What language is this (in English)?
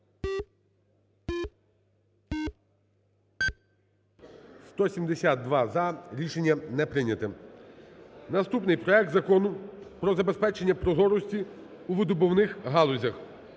Ukrainian